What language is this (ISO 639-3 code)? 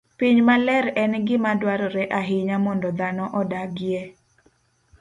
luo